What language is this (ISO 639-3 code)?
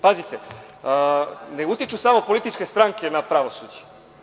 srp